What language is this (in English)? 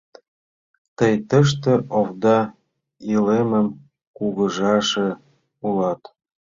Mari